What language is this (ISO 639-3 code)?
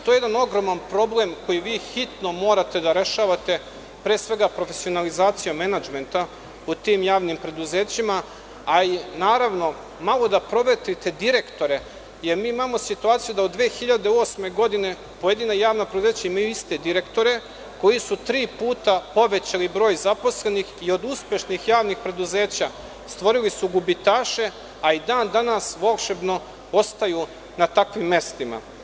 srp